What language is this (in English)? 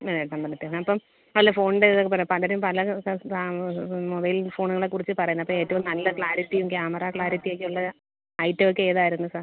Malayalam